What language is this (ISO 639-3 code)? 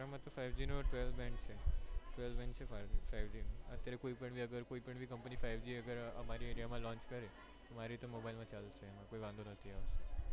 guj